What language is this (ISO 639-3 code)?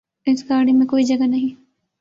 urd